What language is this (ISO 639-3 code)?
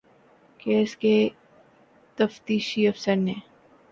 urd